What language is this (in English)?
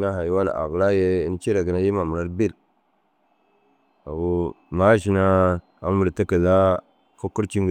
Dazaga